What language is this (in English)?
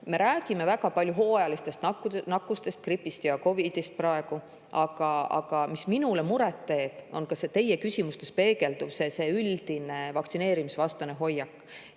Estonian